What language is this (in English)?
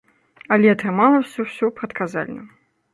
Belarusian